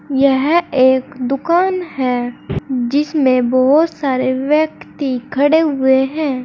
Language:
Hindi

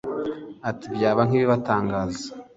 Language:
Kinyarwanda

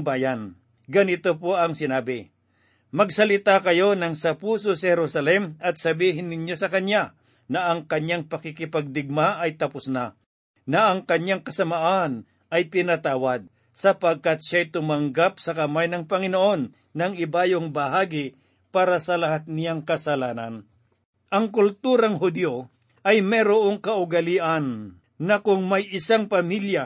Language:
Filipino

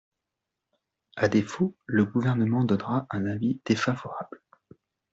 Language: French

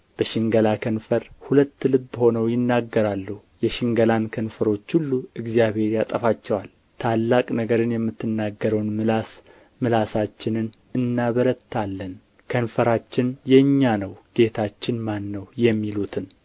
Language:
Amharic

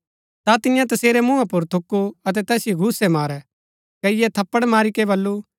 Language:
Gaddi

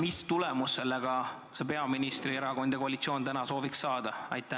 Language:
Estonian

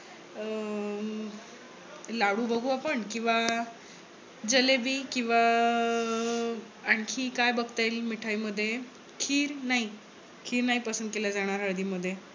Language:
Marathi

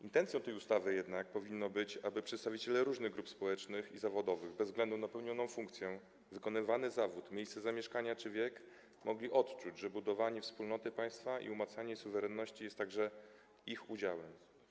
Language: Polish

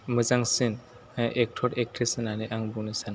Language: Bodo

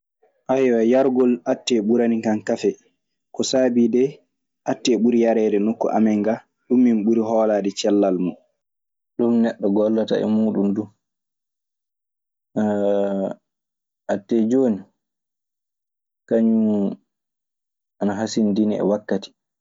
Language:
Maasina Fulfulde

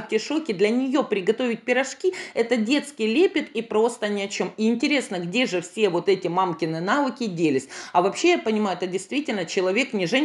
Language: Russian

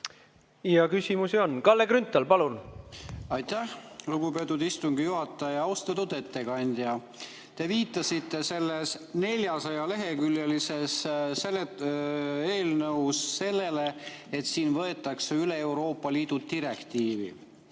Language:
Estonian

